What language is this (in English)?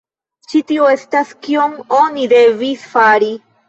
Esperanto